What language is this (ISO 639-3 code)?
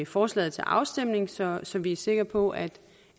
dan